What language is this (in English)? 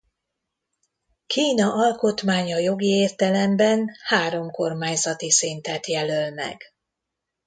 Hungarian